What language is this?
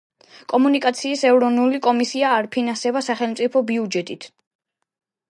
Georgian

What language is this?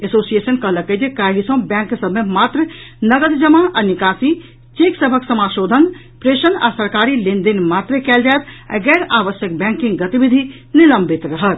Maithili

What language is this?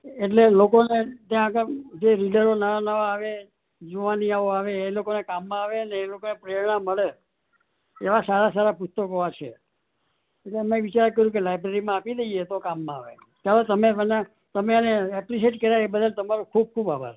Gujarati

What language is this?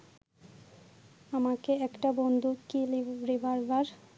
Bangla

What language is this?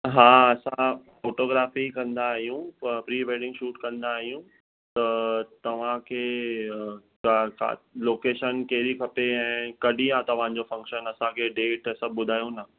Sindhi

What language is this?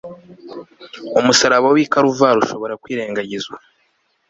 Kinyarwanda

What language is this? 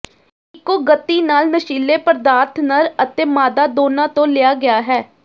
Punjabi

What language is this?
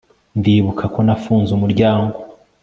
Kinyarwanda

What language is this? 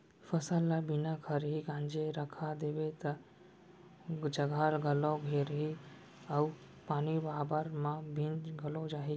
Chhattisgarhi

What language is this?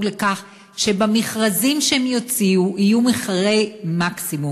Hebrew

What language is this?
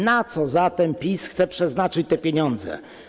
Polish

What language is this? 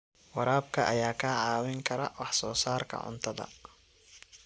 Somali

